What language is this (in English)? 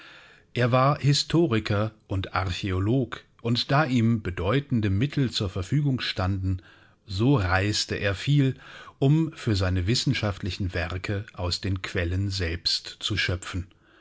German